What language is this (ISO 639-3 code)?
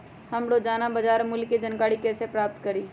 mag